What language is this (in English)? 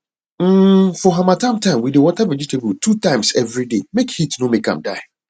Nigerian Pidgin